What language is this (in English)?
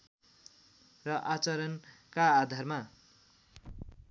Nepali